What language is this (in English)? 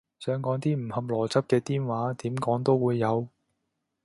Cantonese